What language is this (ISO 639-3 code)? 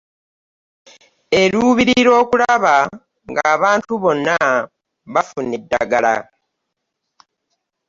lug